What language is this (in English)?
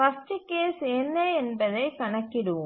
Tamil